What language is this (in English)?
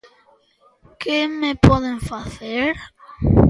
Galician